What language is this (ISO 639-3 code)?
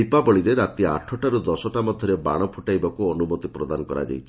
ori